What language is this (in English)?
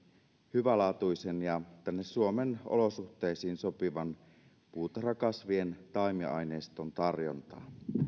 Finnish